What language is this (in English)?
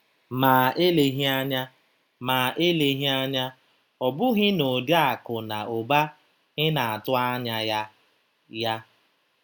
Igbo